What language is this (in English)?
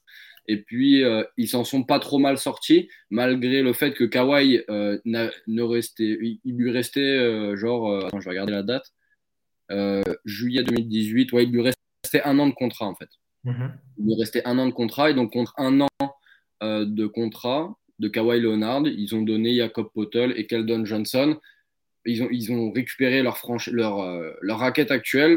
French